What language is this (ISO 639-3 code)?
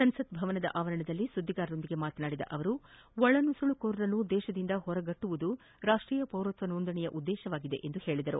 kan